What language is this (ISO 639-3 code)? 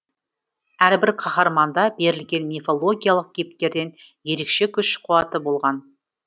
kaz